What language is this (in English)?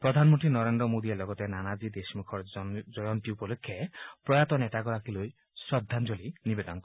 Assamese